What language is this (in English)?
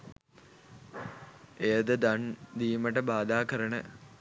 Sinhala